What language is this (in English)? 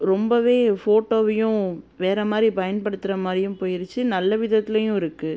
Tamil